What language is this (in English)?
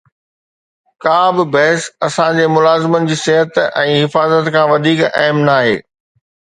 Sindhi